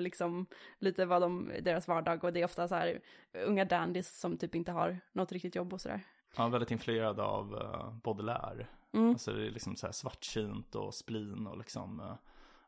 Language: Swedish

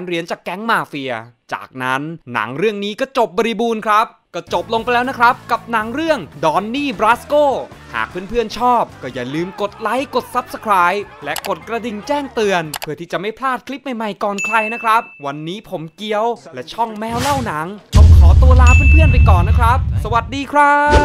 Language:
Thai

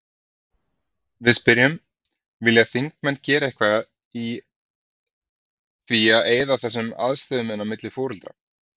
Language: Icelandic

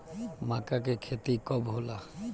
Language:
Bhojpuri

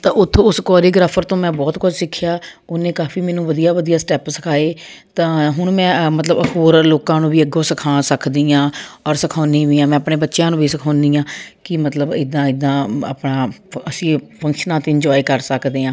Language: Punjabi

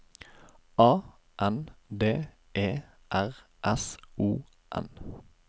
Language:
Norwegian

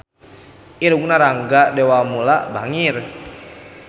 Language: Sundanese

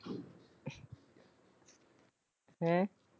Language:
Punjabi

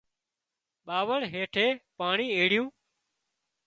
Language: Wadiyara Koli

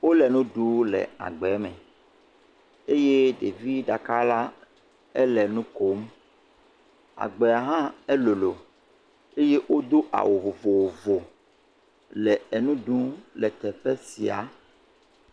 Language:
Ewe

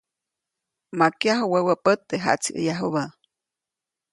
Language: Copainalá Zoque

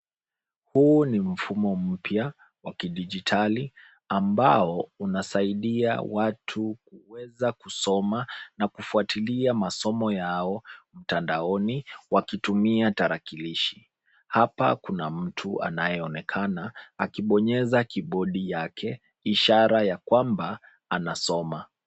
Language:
Swahili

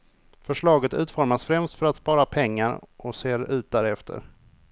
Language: Swedish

